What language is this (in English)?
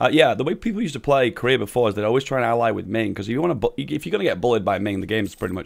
English